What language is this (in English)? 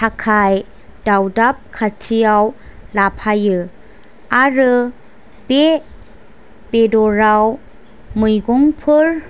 Bodo